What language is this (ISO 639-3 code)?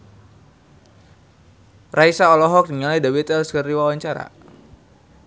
sun